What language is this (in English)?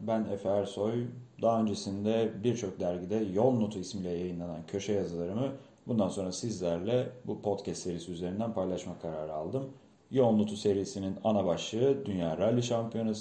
Turkish